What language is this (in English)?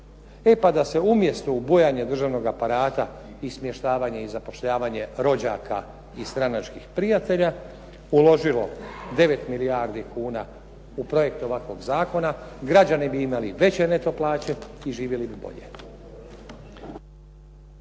Croatian